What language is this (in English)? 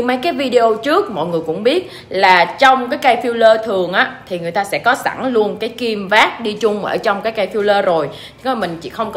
Vietnamese